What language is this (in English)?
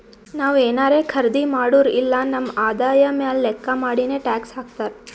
Kannada